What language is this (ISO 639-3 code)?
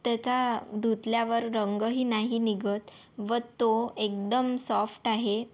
mar